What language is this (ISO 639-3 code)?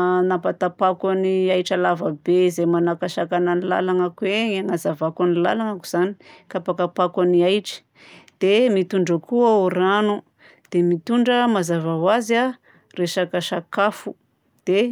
bzc